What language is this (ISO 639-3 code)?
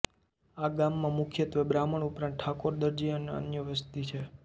guj